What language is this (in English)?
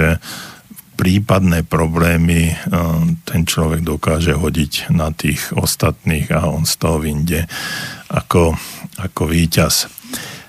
Slovak